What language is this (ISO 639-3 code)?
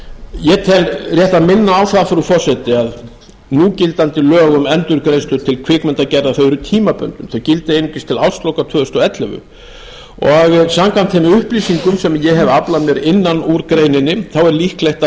isl